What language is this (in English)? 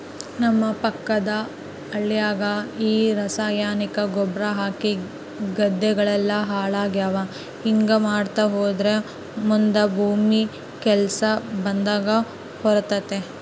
Kannada